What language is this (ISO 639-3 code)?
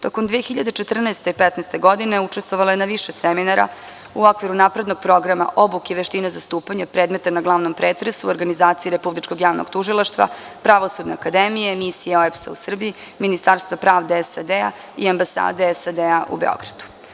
srp